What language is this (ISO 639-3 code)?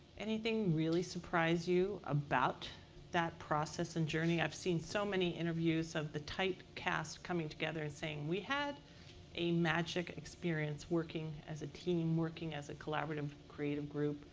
eng